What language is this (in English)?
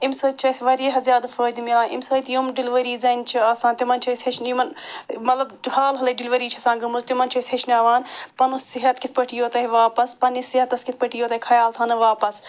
Kashmiri